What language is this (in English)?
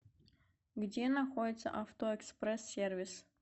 Russian